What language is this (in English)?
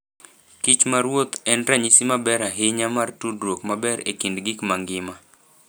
Luo (Kenya and Tanzania)